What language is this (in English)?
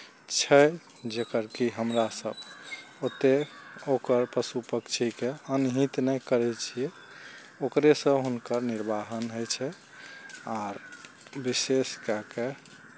Maithili